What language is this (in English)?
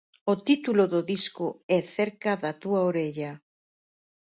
Galician